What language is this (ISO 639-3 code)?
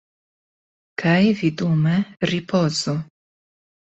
epo